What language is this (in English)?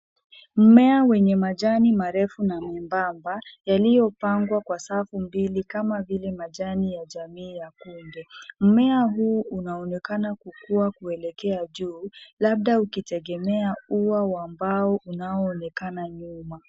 Swahili